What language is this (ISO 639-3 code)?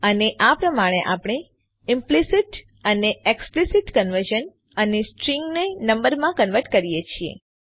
guj